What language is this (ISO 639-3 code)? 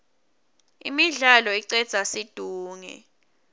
ssw